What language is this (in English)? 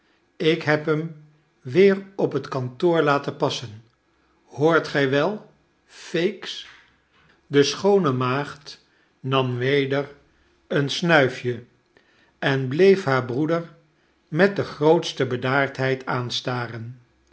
Dutch